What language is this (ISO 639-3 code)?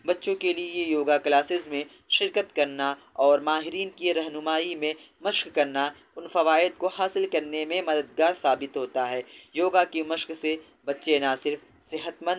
urd